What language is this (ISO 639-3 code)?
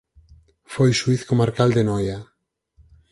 glg